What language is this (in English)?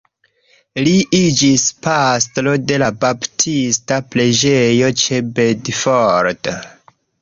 Esperanto